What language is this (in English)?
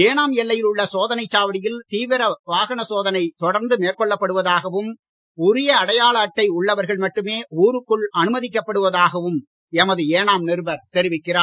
Tamil